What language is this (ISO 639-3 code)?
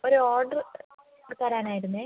mal